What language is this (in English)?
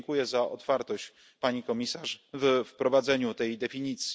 Polish